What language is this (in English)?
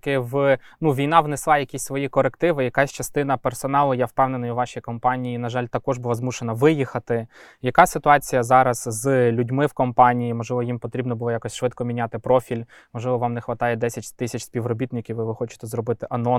Ukrainian